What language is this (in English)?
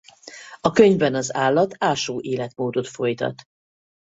Hungarian